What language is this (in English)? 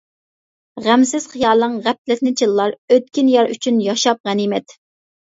Uyghur